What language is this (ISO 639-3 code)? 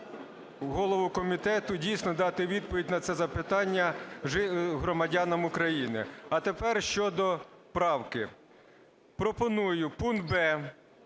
ukr